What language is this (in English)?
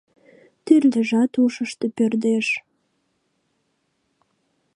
Mari